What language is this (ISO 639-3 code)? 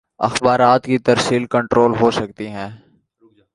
urd